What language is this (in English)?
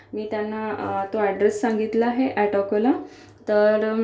Marathi